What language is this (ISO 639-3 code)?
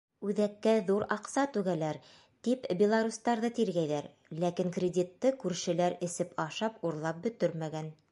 bak